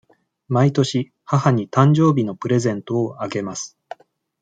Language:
Japanese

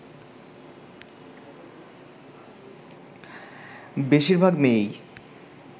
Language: Bangla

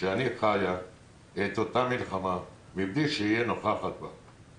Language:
Hebrew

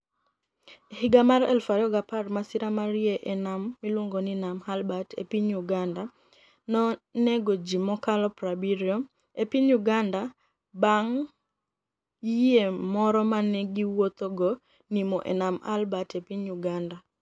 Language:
Luo (Kenya and Tanzania)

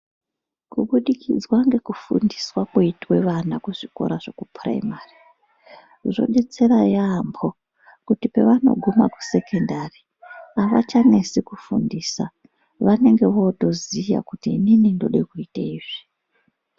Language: Ndau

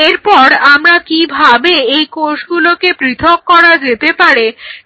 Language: Bangla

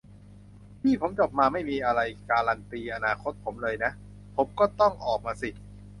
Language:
Thai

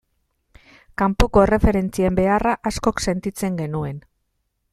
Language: Basque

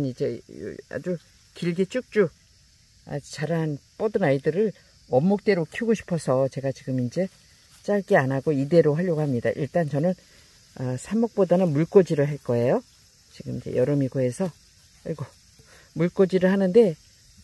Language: Korean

